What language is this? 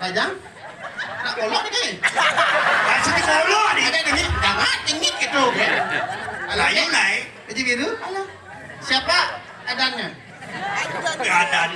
Indonesian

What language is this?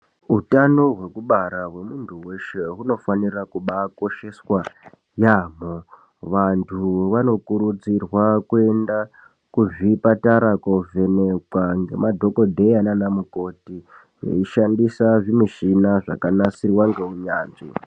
Ndau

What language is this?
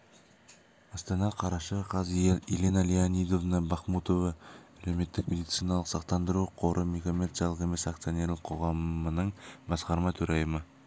Kazakh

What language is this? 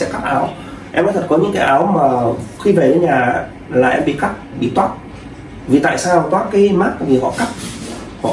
Vietnamese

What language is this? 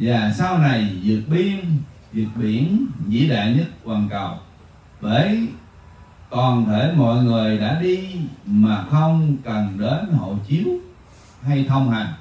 Vietnamese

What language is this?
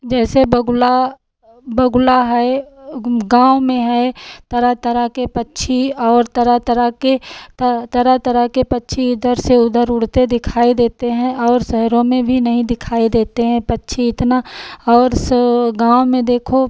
Hindi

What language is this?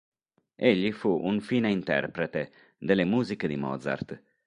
Italian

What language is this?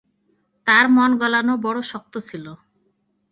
Bangla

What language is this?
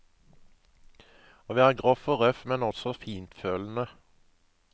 Norwegian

